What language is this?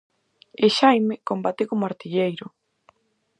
Galician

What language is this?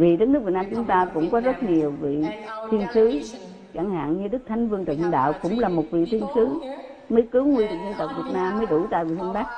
Vietnamese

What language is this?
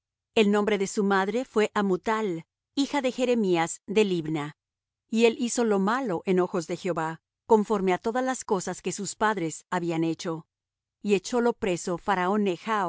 Spanish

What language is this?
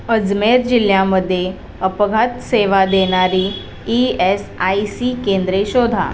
Marathi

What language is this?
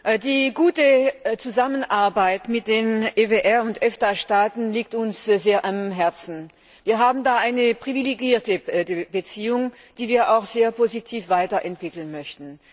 German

